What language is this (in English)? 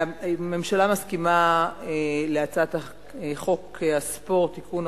Hebrew